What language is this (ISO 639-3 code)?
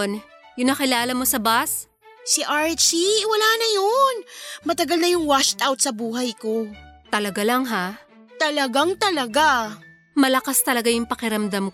fil